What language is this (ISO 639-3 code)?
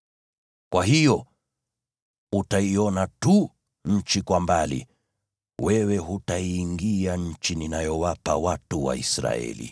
swa